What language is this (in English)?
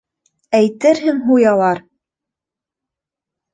Bashkir